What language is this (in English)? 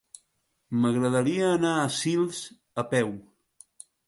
Catalan